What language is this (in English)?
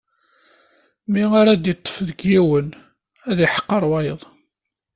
Kabyle